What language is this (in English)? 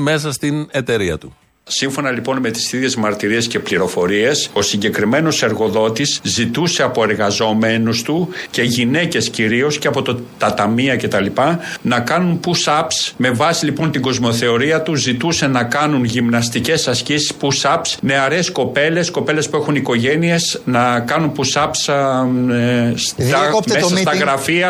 Greek